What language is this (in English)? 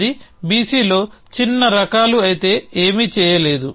Telugu